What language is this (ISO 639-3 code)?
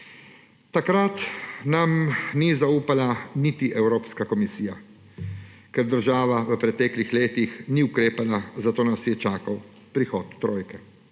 slv